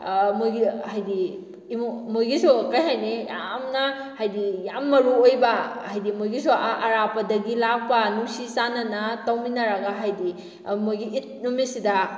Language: Manipuri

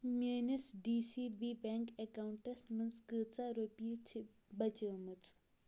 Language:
Kashmiri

